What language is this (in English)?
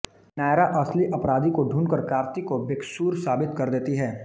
Hindi